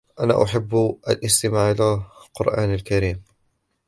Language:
Arabic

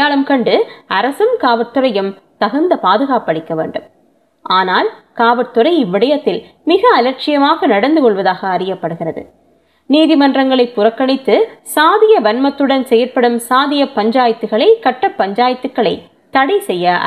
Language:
Tamil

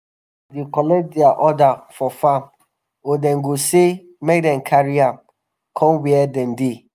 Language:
Nigerian Pidgin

